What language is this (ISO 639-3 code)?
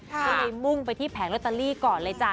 tha